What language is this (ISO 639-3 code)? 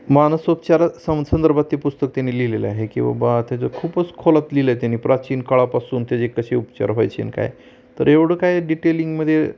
mar